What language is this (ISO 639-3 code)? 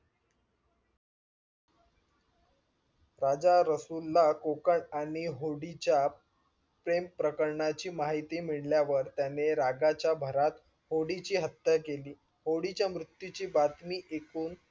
mar